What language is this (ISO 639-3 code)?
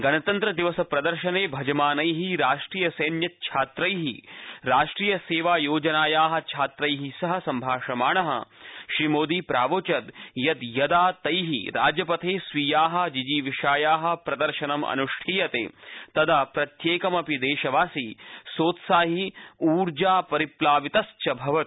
san